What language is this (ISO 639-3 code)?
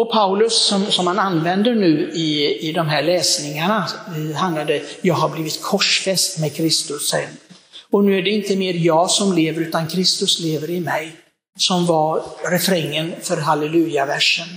swe